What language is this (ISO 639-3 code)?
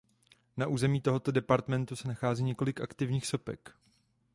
ces